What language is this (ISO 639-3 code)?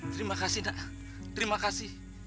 ind